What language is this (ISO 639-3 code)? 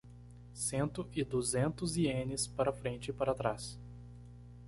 por